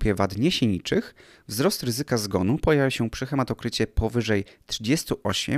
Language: Polish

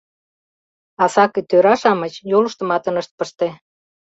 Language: Mari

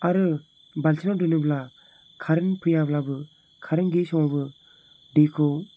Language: Bodo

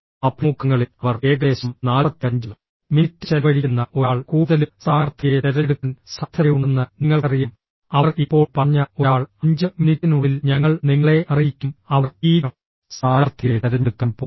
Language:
Malayalam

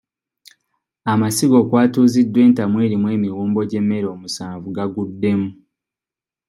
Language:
Ganda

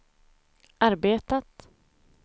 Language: Swedish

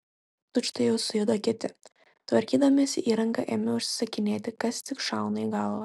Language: Lithuanian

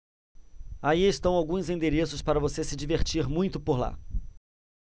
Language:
Portuguese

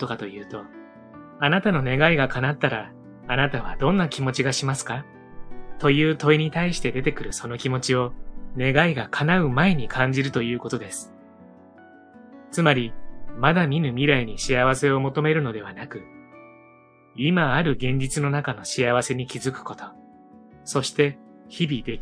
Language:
Japanese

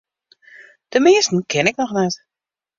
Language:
Western Frisian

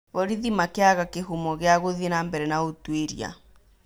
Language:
Kikuyu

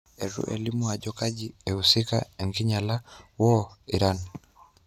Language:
Masai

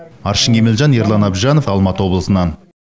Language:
Kazakh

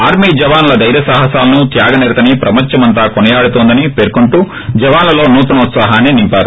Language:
Telugu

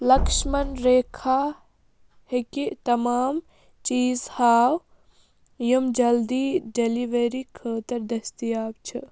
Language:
Kashmiri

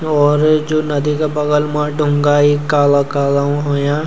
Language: Garhwali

